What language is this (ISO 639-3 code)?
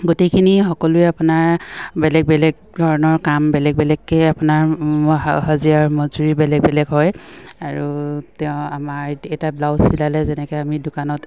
asm